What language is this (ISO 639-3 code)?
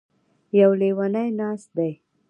pus